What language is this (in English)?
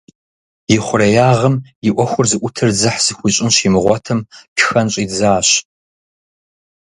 Kabardian